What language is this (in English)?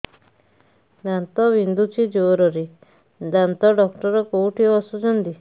Odia